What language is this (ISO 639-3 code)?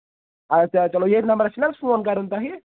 kas